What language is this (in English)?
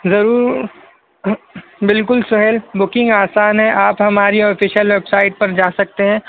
Urdu